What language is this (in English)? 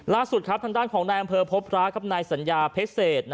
Thai